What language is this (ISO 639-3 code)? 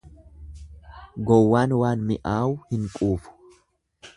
orm